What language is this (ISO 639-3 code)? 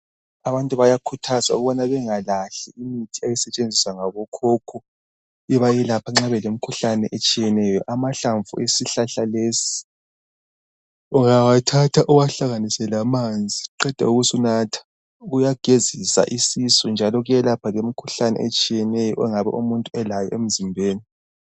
nde